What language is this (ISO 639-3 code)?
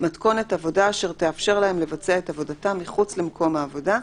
heb